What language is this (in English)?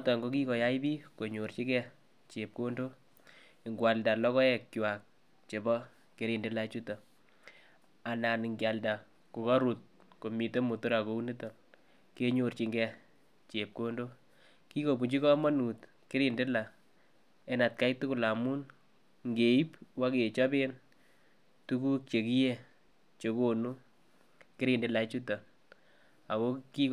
Kalenjin